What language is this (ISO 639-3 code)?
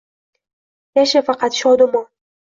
uzb